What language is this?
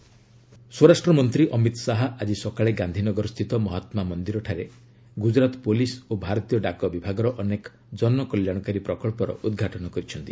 Odia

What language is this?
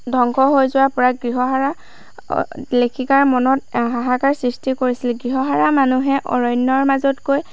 Assamese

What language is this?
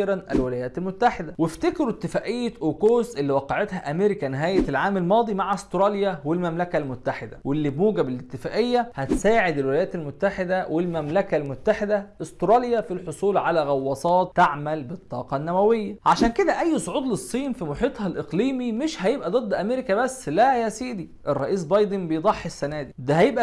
Arabic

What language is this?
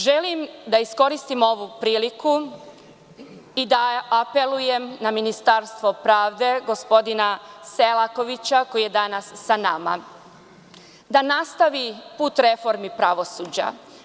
Serbian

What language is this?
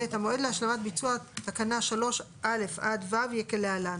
Hebrew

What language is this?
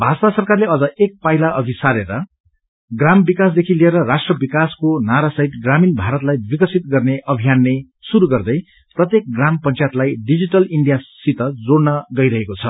Nepali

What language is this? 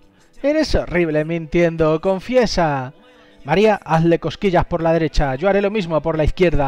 Spanish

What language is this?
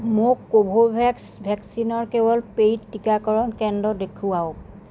Assamese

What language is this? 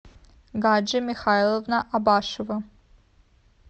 Russian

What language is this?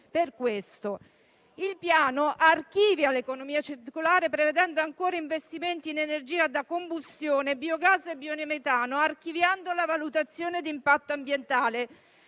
Italian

